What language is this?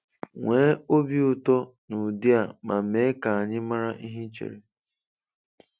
Igbo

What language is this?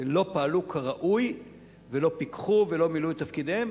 Hebrew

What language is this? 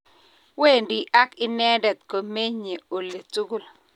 Kalenjin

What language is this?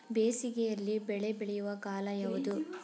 Kannada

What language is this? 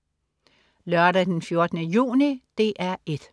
Danish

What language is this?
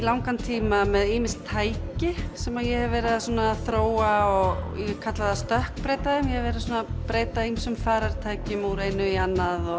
Icelandic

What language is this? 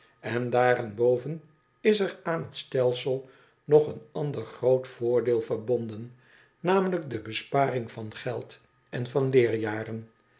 Dutch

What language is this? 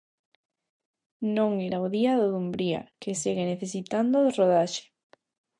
Galician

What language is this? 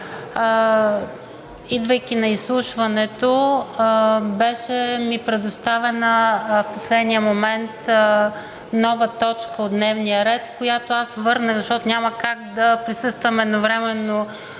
Bulgarian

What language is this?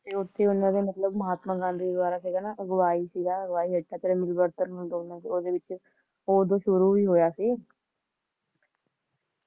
Punjabi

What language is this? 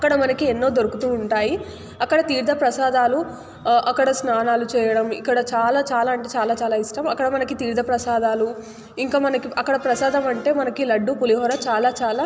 Telugu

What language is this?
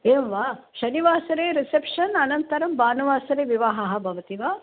Sanskrit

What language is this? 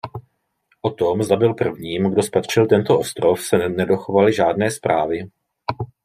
Czech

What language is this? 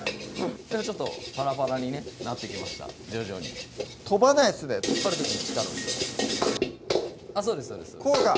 Japanese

